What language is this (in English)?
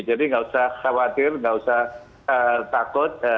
Indonesian